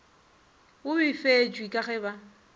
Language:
Northern Sotho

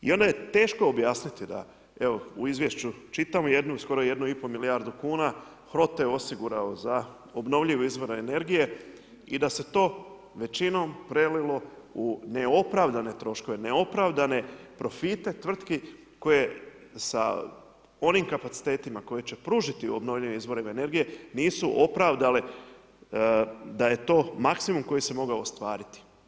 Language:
Croatian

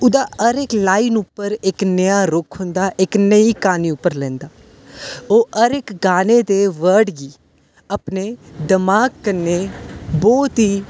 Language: Dogri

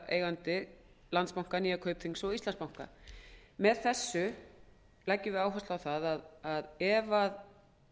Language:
Icelandic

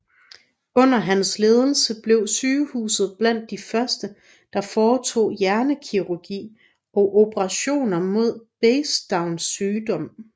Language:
Danish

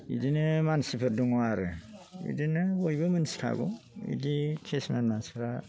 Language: Bodo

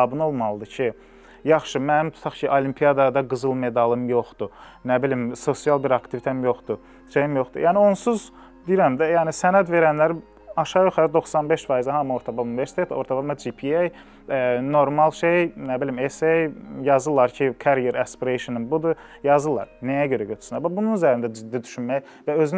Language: Turkish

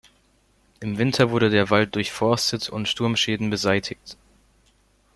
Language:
German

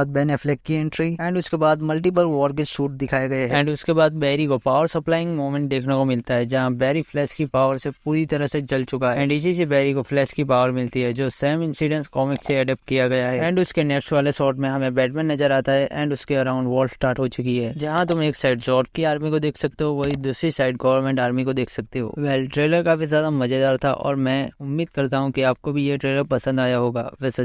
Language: Hindi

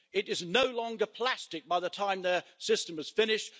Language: English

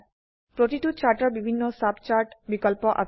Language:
Assamese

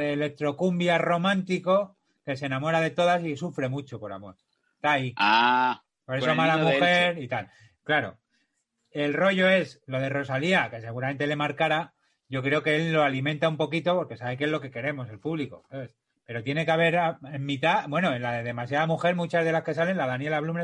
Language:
Spanish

